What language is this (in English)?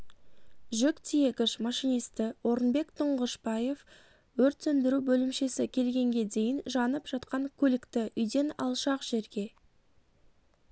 Kazakh